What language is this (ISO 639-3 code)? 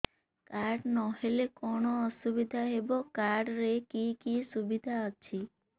ori